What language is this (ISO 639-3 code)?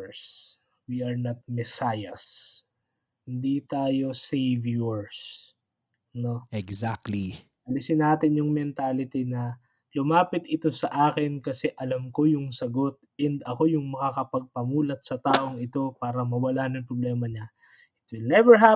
fil